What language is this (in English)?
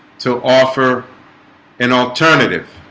English